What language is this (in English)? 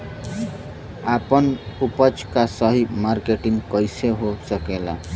Bhojpuri